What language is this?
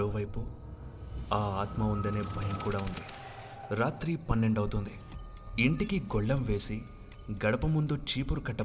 Telugu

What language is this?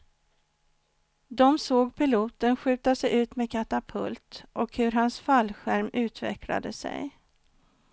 Swedish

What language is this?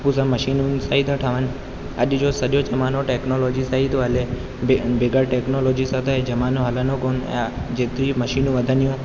Sindhi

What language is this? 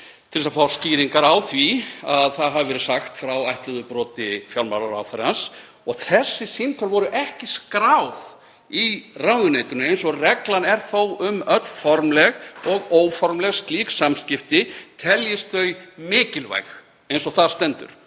Icelandic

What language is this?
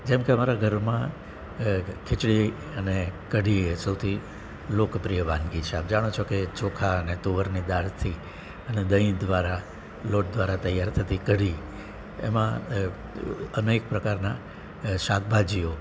Gujarati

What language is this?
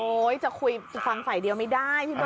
Thai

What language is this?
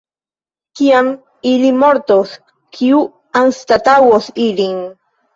Esperanto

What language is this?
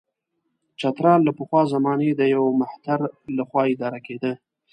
Pashto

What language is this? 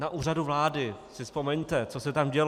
Czech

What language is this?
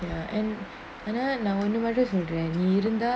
English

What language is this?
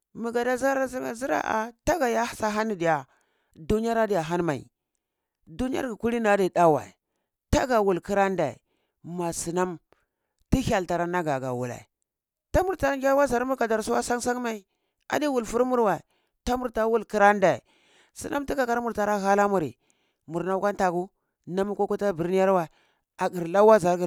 Cibak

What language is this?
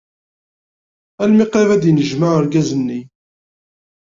Kabyle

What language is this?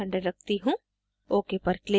Hindi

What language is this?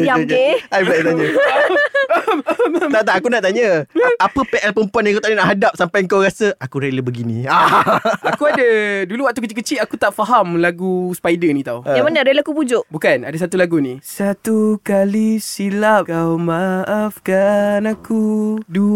Malay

